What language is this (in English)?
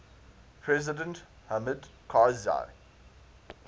English